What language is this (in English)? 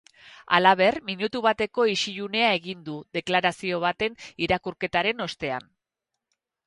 Basque